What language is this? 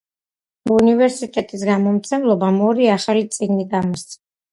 Georgian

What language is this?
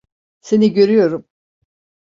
Turkish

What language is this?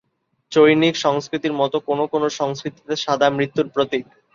Bangla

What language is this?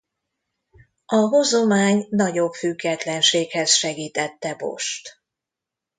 Hungarian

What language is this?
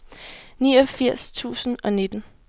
Danish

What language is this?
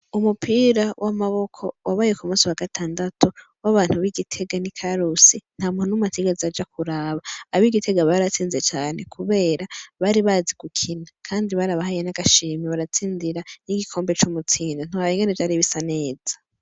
Rundi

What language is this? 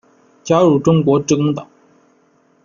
Chinese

